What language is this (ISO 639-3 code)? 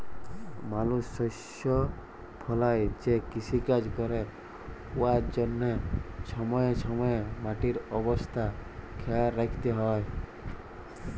ben